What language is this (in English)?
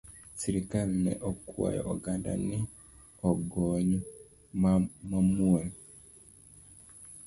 Luo (Kenya and Tanzania)